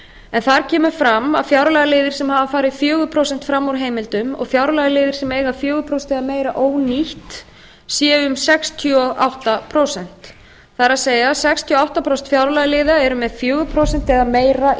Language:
Icelandic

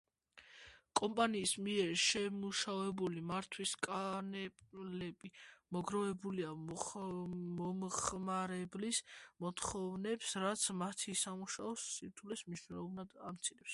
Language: Georgian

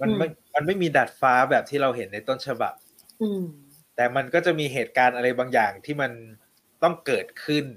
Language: Thai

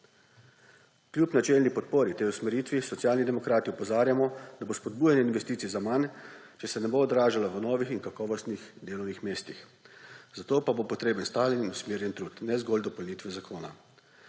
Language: Slovenian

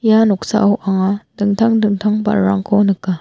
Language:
Garo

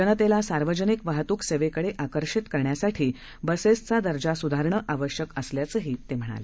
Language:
Marathi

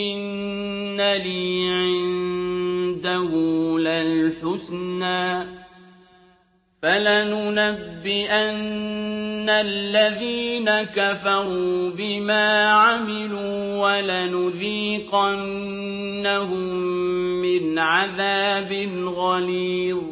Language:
Arabic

